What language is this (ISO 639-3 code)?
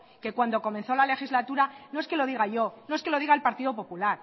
spa